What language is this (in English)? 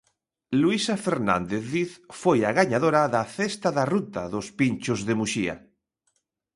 Galician